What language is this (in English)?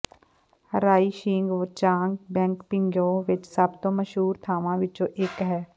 Punjabi